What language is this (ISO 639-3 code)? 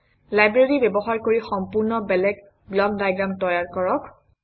asm